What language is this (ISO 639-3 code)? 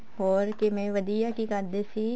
pan